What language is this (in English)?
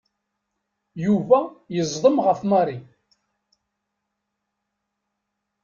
Kabyle